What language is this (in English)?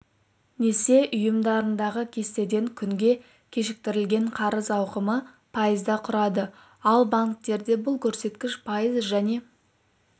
Kazakh